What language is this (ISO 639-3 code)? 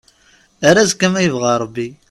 kab